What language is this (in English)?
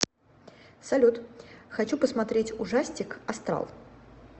Russian